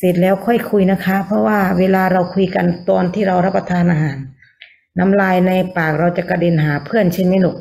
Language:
Thai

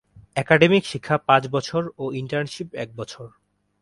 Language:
Bangla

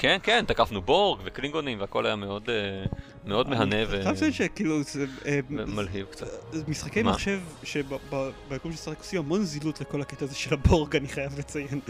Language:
Hebrew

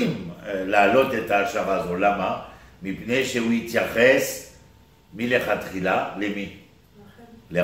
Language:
Hebrew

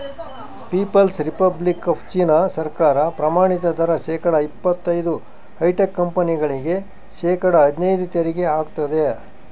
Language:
Kannada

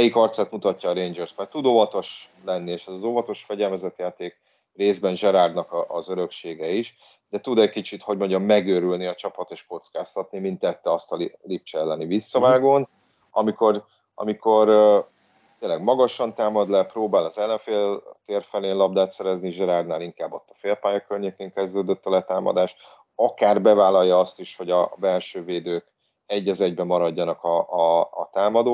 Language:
Hungarian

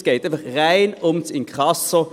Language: Swiss German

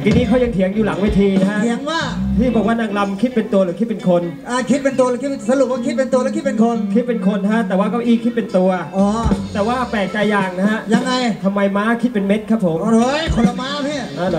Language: Thai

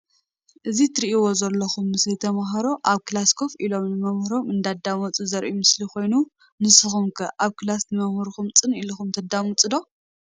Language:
Tigrinya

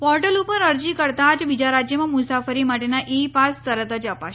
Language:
Gujarati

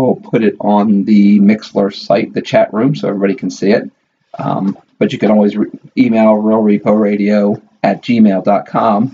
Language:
English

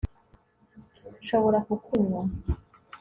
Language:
Kinyarwanda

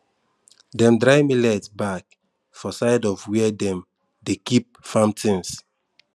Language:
Nigerian Pidgin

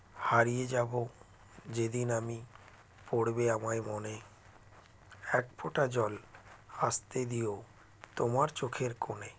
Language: Bangla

